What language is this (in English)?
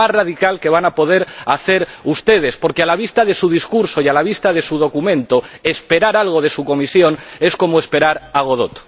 Spanish